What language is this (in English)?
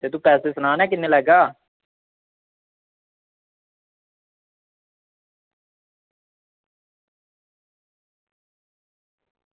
Dogri